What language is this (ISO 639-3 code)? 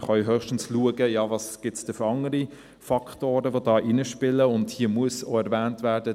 gsw